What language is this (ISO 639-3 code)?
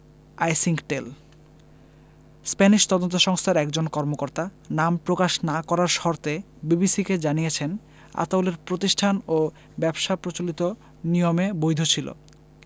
ben